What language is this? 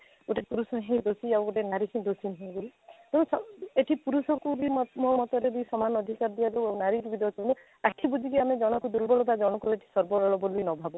Odia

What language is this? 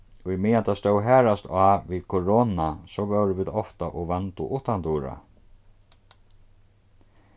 Faroese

